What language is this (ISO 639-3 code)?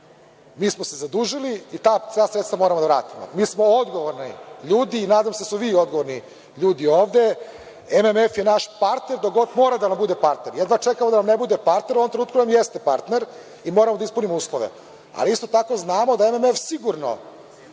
srp